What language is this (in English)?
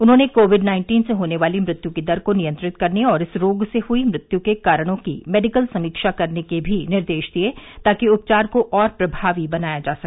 Hindi